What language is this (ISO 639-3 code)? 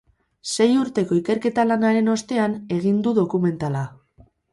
eus